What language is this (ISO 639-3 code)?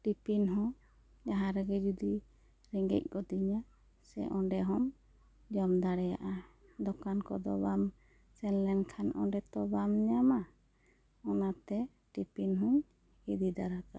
sat